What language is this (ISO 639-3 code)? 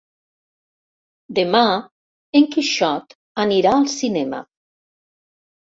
cat